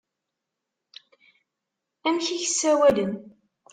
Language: Kabyle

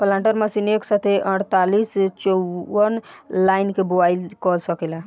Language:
Bhojpuri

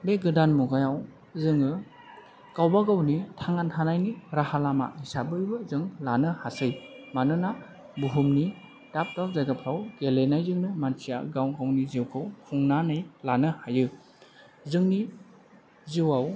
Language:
Bodo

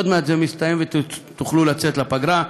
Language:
Hebrew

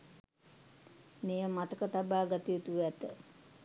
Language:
Sinhala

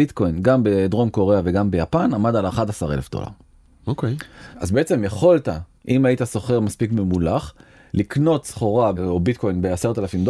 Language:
Hebrew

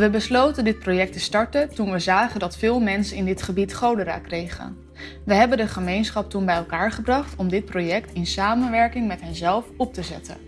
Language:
Dutch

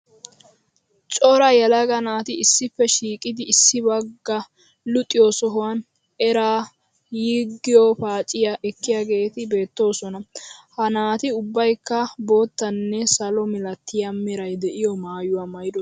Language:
Wolaytta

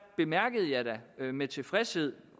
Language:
Danish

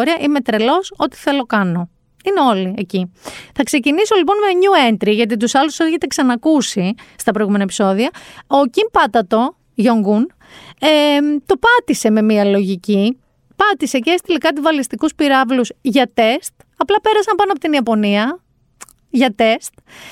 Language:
Greek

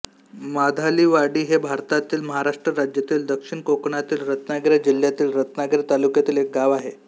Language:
Marathi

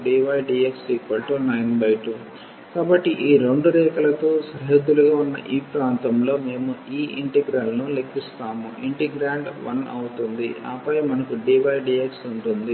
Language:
Telugu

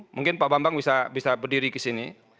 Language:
Indonesian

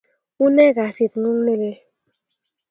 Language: Kalenjin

